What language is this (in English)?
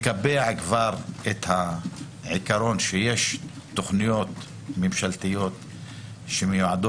Hebrew